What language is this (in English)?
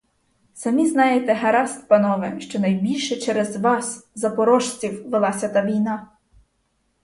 Ukrainian